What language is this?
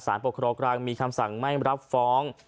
Thai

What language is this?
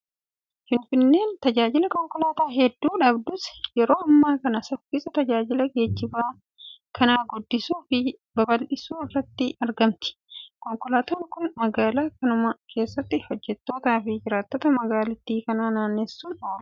Oromo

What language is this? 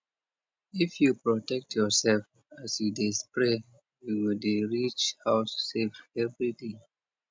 Nigerian Pidgin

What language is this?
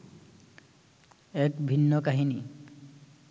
Bangla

